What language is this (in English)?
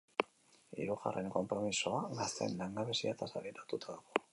Basque